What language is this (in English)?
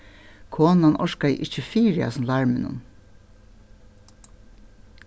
Faroese